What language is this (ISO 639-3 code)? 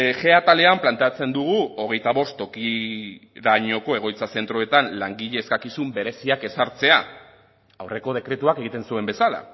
eus